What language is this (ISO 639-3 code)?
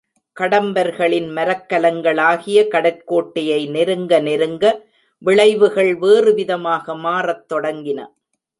tam